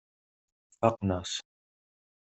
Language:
Kabyle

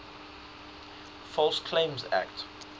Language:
English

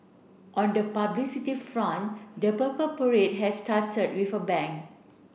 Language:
English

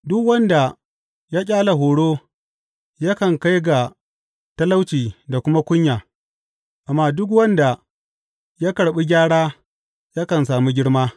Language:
Hausa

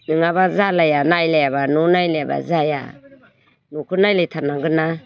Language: Bodo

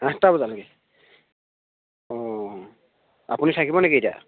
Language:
Assamese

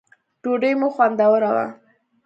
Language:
Pashto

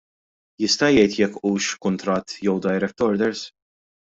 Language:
Maltese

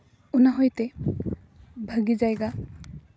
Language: Santali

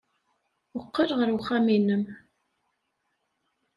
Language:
Kabyle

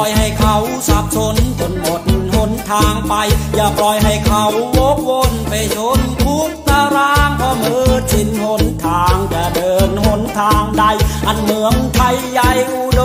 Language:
Thai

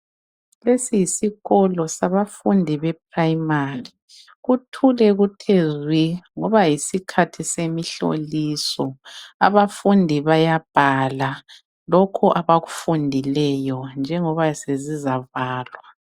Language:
North Ndebele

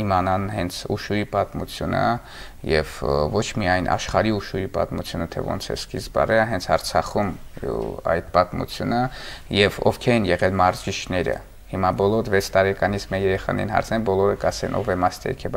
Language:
Romanian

